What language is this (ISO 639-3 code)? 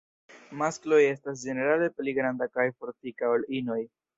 epo